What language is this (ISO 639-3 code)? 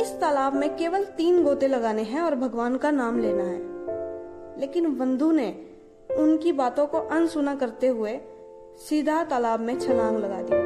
hin